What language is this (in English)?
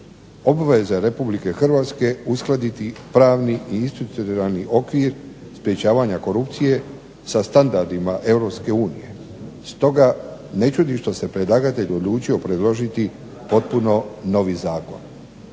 Croatian